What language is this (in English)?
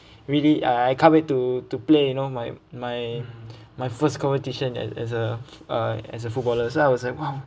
English